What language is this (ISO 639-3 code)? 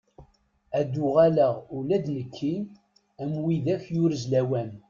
kab